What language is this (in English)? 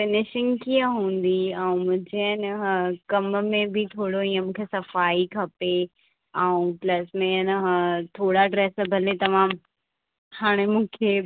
Sindhi